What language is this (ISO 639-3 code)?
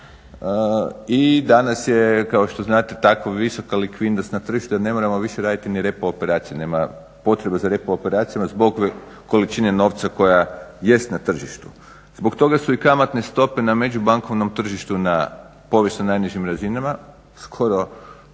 hrv